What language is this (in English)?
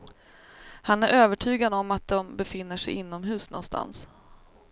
Swedish